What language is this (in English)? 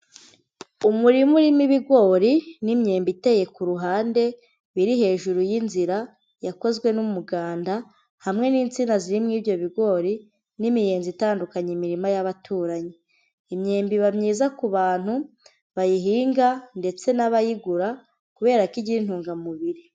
Kinyarwanda